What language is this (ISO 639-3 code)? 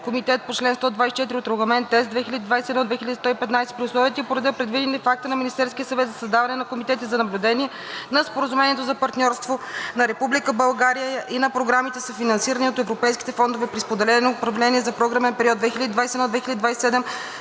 bul